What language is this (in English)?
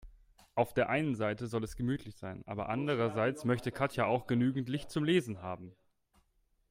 German